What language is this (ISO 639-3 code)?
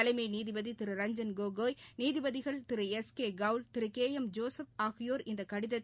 tam